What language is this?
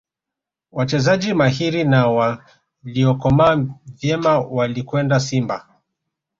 Swahili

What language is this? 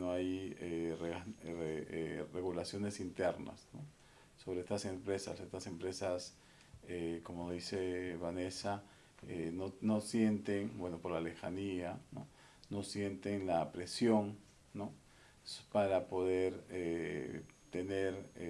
Spanish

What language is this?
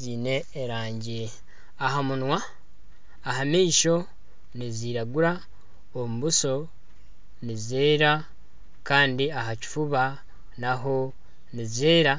Nyankole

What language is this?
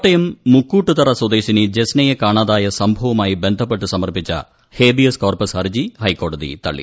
Malayalam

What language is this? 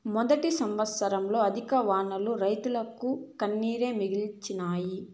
Telugu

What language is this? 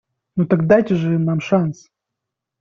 Russian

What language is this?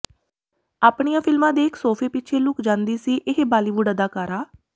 Punjabi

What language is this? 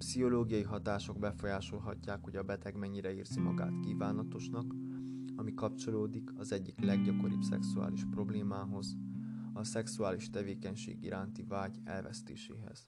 Hungarian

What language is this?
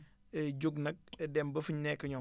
Wolof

